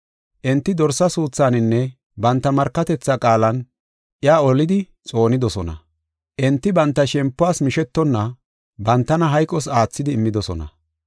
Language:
Gofa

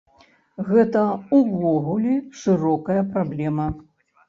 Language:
Belarusian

